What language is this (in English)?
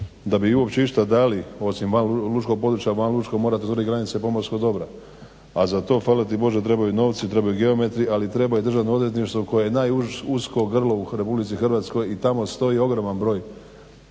Croatian